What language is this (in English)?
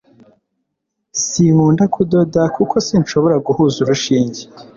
Kinyarwanda